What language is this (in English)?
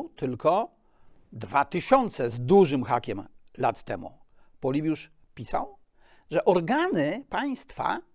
Polish